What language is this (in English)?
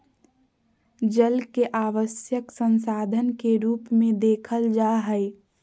Magahi